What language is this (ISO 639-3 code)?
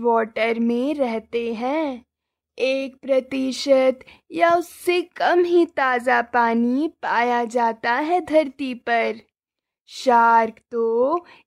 hin